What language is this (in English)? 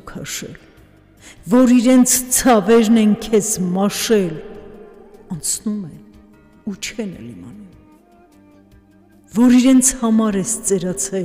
Romanian